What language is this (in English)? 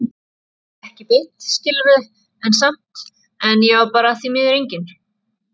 Icelandic